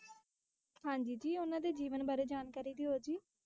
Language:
Punjabi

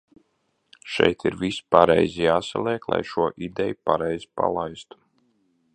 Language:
Latvian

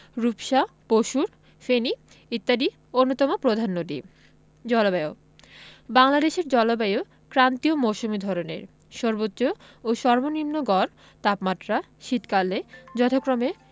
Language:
Bangla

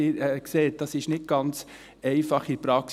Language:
Swiss German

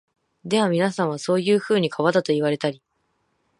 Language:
Japanese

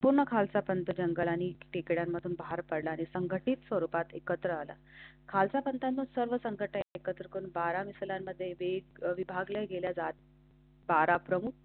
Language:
Marathi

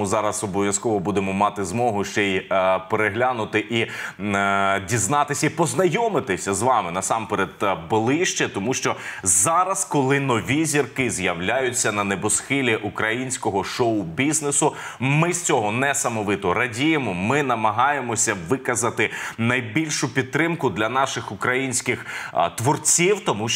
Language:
Ukrainian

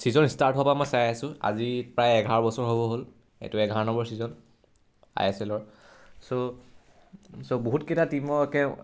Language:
Assamese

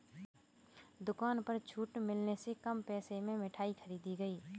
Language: Hindi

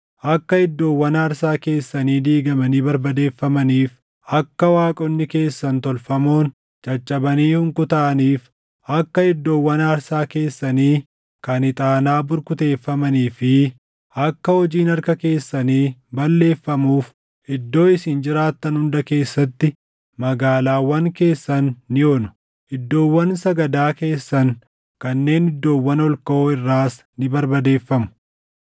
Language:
Oromo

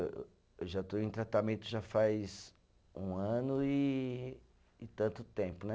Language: Portuguese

